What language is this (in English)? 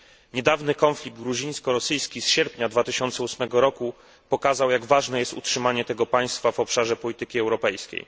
Polish